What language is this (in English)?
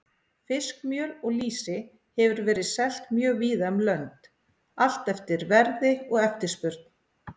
Icelandic